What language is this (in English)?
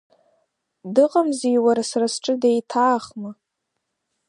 Abkhazian